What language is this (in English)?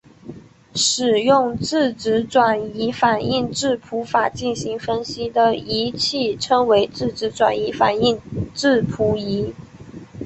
Chinese